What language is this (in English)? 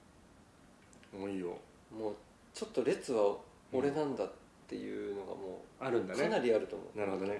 Japanese